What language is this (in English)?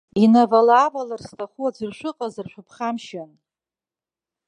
Abkhazian